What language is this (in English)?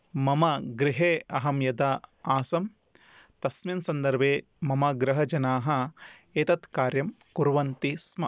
Sanskrit